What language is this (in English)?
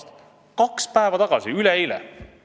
Estonian